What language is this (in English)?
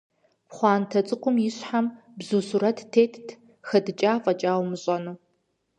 Kabardian